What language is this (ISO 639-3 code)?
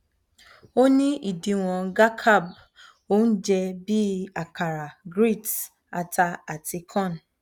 yor